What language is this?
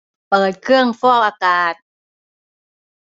Thai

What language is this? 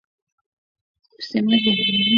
Swahili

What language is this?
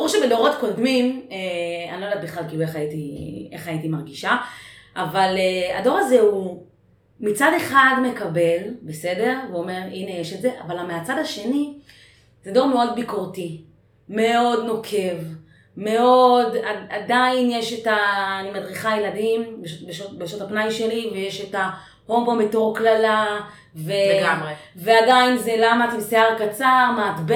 Hebrew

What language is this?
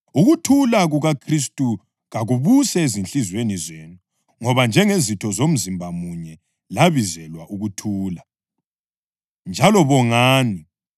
North Ndebele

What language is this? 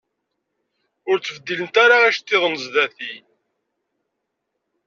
Kabyle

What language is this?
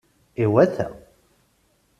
Kabyle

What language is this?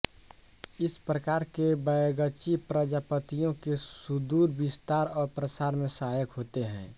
Hindi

